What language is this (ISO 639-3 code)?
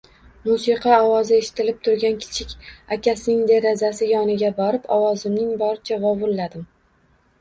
uzb